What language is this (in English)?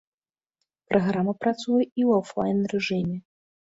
Belarusian